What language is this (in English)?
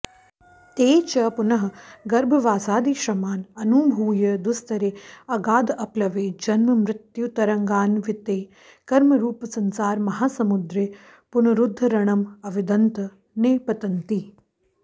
Sanskrit